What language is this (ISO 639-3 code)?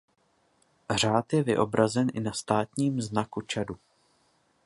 ces